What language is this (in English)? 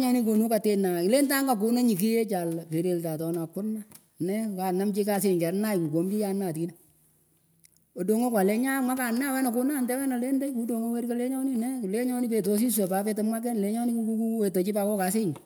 Pökoot